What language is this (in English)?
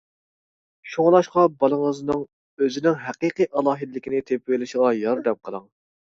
Uyghur